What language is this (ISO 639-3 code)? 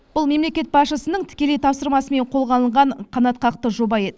kaz